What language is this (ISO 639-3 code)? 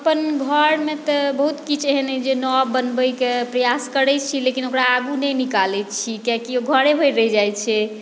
mai